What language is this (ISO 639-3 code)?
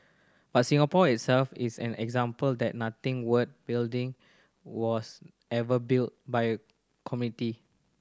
eng